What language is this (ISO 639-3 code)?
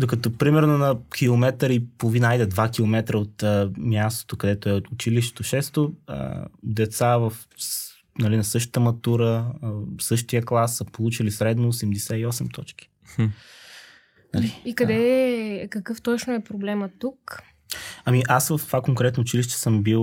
bul